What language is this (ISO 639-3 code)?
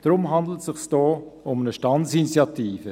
gsw